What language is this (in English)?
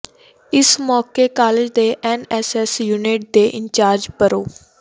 Punjabi